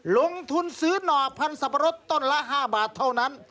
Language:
Thai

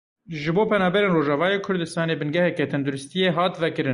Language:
Kurdish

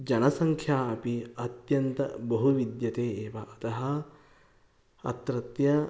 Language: Sanskrit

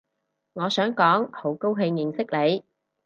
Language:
Cantonese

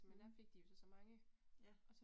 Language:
Danish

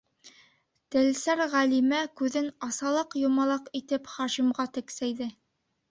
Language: Bashkir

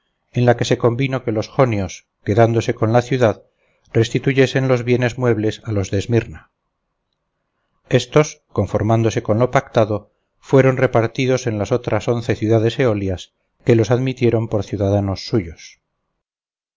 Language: Spanish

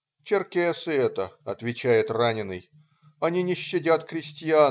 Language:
Russian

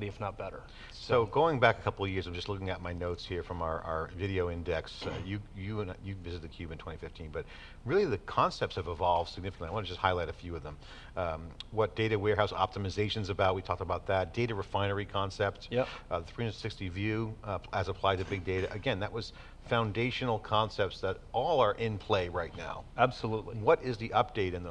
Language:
English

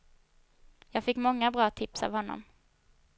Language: Swedish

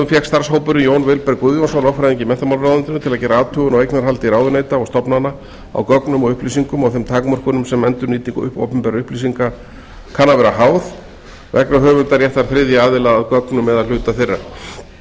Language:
Icelandic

